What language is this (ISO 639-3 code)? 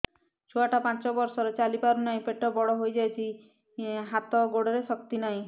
ori